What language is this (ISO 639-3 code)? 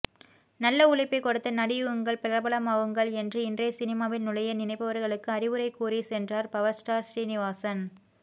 tam